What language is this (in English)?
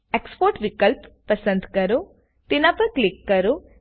Gujarati